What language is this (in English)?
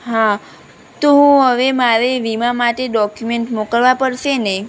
Gujarati